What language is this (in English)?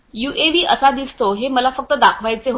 Marathi